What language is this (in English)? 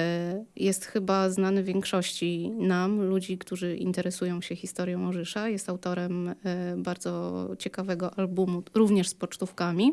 Polish